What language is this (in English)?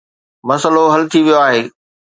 Sindhi